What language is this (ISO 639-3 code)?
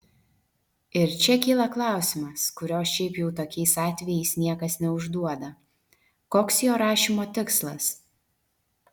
lit